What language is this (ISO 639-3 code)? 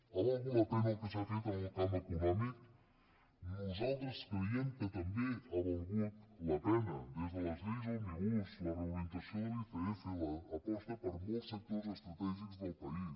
cat